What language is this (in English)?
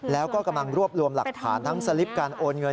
Thai